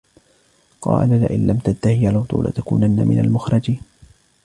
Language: Arabic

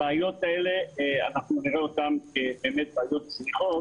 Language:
Hebrew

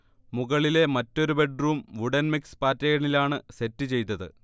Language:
Malayalam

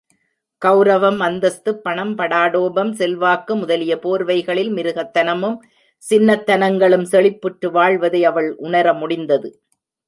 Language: Tamil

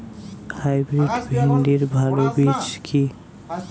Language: Bangla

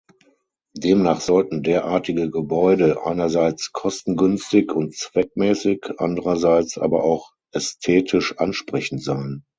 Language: German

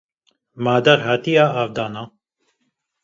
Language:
Kurdish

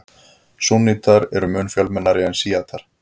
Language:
Icelandic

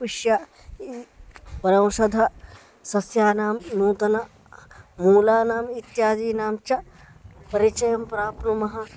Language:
Sanskrit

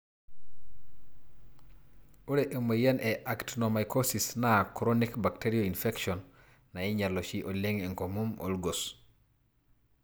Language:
Masai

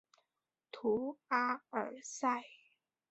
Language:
Chinese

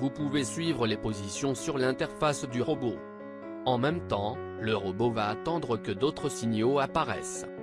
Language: French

